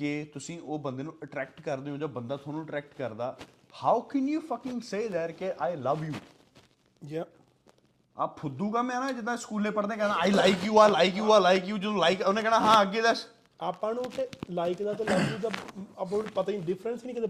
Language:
Punjabi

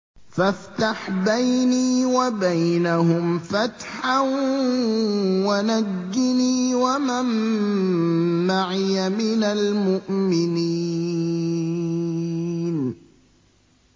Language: Arabic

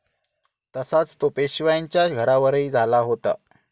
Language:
Marathi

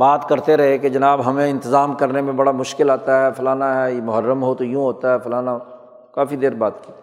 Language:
Urdu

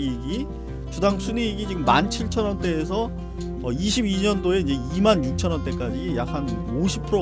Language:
Korean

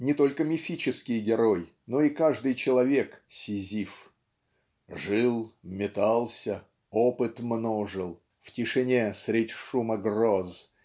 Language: Russian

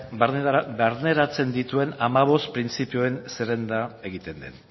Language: Basque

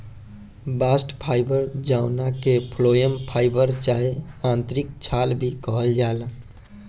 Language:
Bhojpuri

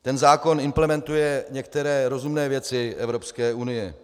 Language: Czech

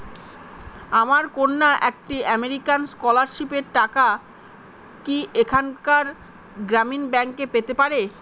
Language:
Bangla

